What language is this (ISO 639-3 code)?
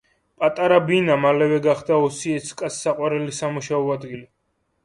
kat